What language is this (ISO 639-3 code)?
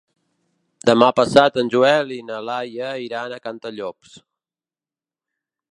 cat